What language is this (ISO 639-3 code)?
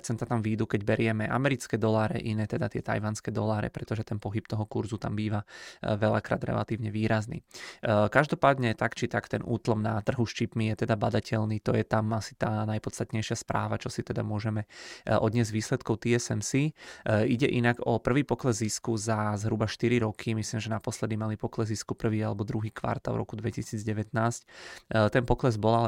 ces